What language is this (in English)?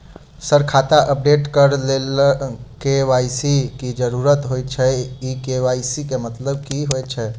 Maithili